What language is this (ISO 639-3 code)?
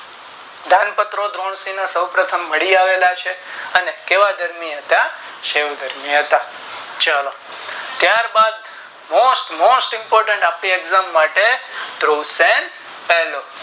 guj